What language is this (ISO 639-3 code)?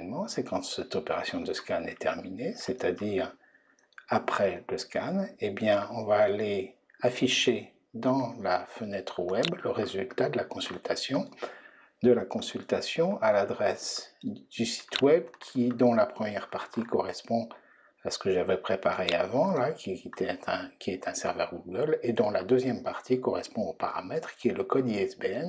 fra